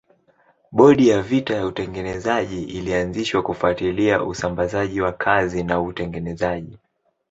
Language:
Swahili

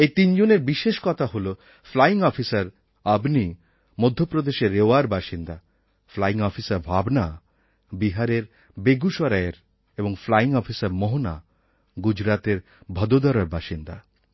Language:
Bangla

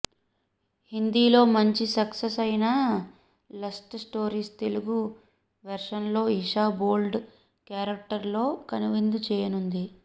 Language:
Telugu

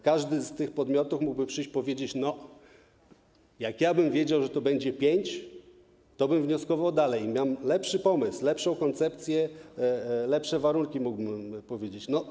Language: Polish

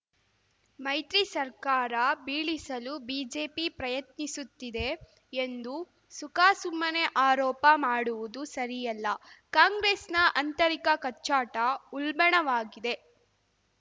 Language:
Kannada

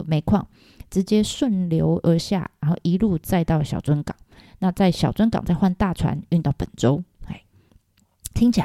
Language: Chinese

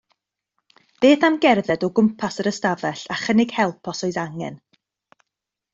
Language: Welsh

